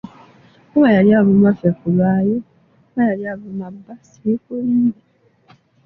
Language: Ganda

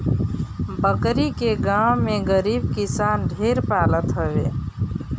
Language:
Bhojpuri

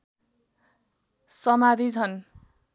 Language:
Nepali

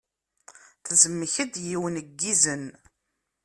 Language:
Kabyle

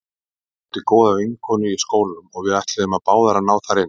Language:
Icelandic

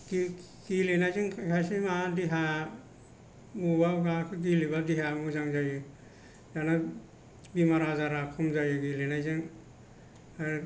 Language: Bodo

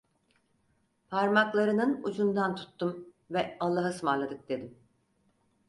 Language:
Turkish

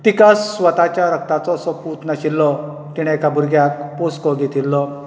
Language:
Konkani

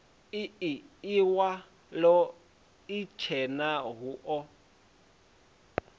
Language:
Venda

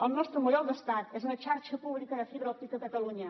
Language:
Catalan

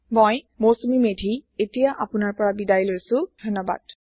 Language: Assamese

